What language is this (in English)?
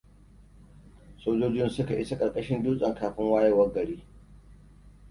Hausa